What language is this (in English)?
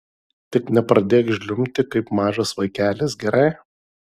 Lithuanian